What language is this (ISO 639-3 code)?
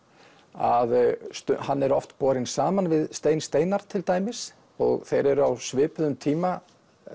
isl